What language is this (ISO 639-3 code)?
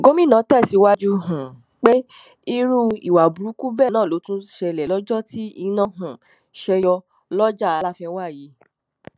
yor